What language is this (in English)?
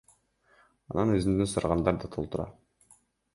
Kyrgyz